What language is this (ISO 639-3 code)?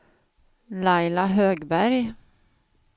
swe